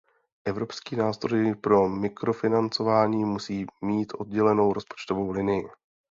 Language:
Czech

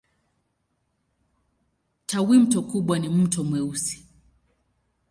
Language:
Swahili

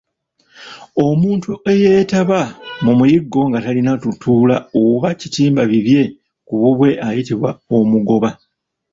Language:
Ganda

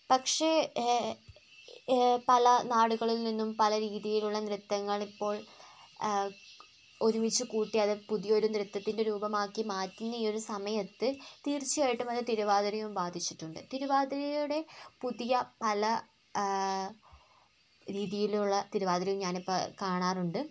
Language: Malayalam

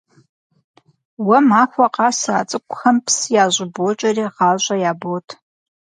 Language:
Kabardian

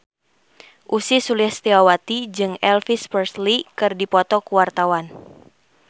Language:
Sundanese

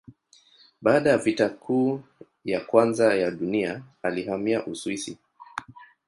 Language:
Swahili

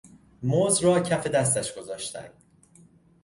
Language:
Persian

